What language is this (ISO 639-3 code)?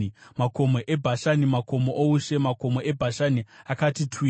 sna